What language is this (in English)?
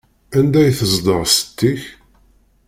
Kabyle